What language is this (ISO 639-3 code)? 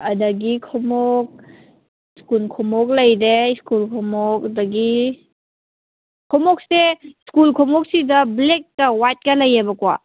mni